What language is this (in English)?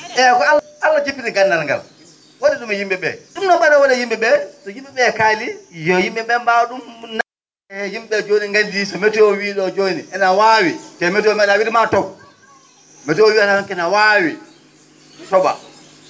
Fula